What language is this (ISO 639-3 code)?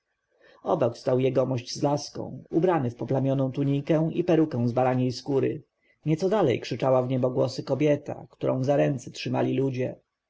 pol